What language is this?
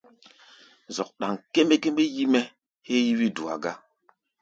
Gbaya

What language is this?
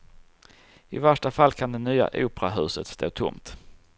Swedish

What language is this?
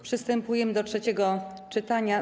Polish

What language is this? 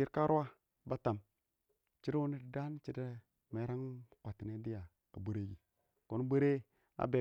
Awak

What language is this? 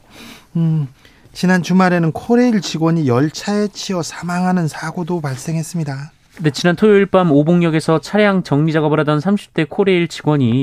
Korean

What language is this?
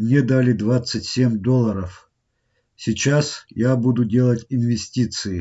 Russian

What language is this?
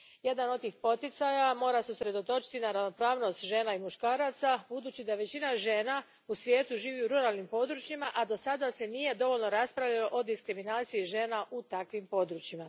Croatian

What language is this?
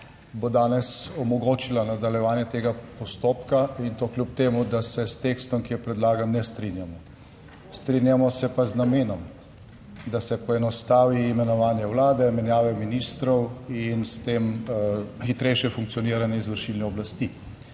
Slovenian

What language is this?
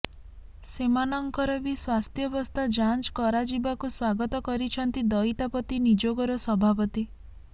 Odia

